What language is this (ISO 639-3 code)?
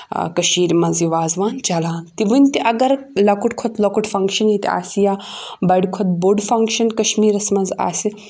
kas